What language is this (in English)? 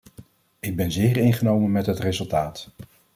Dutch